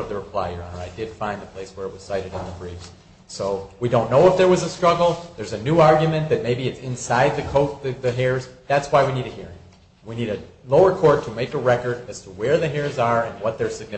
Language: English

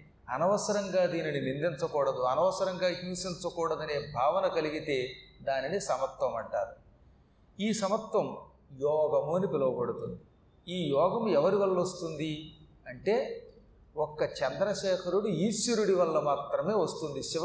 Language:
Telugu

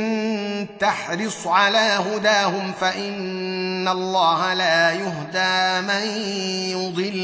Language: Arabic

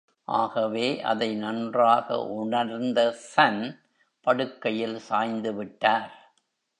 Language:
Tamil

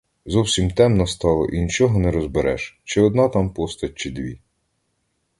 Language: Ukrainian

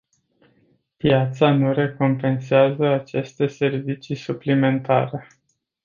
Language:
Romanian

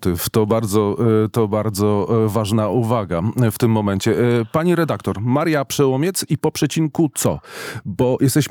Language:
Polish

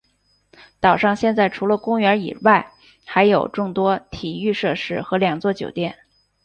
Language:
Chinese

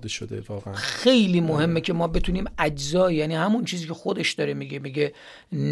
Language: Persian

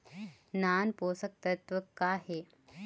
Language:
Chhattisgarhi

